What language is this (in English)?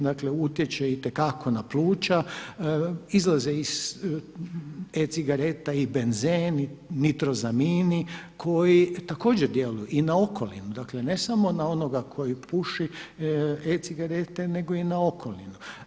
Croatian